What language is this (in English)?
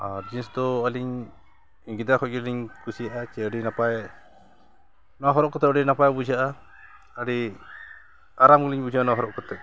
Santali